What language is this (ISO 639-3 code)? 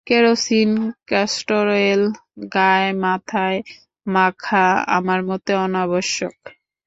ben